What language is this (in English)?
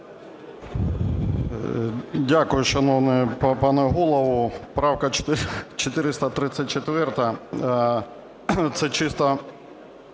Ukrainian